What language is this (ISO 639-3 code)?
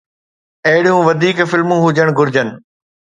snd